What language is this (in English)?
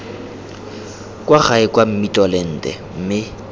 Tswana